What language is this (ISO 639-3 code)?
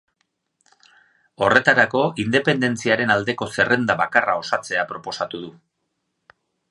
eus